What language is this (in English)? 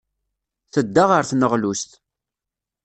Kabyle